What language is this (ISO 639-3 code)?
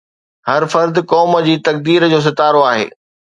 snd